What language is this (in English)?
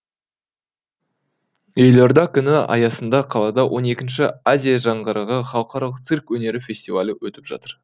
Kazakh